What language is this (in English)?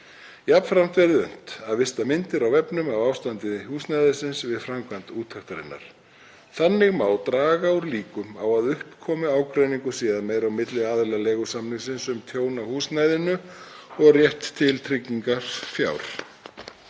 Icelandic